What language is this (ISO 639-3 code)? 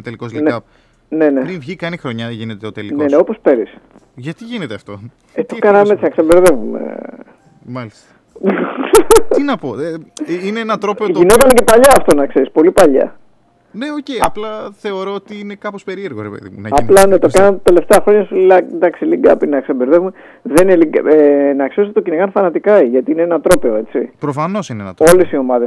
ell